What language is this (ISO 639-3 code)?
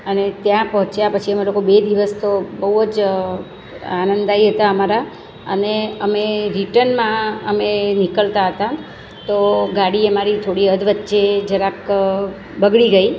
guj